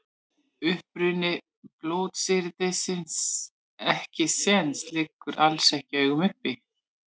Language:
Icelandic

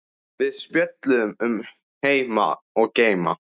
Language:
Icelandic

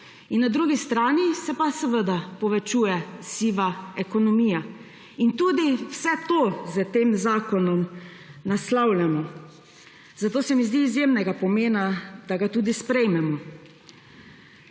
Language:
Slovenian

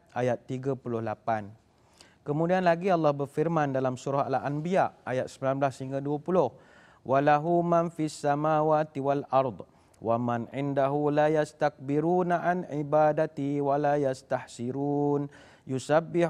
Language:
Malay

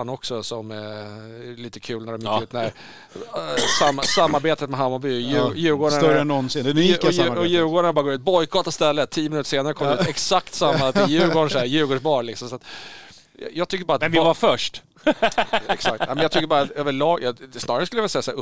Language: Swedish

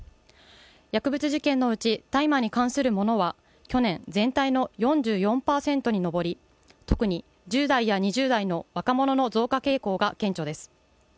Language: Japanese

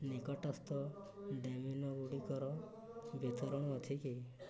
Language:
Odia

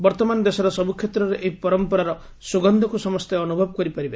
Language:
Odia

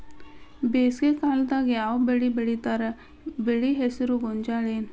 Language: Kannada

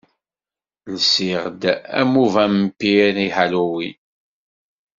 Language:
Kabyle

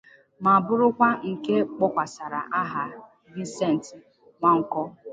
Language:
Igbo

